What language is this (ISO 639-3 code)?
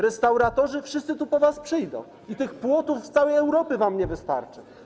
pol